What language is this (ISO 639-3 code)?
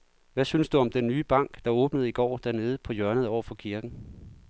dan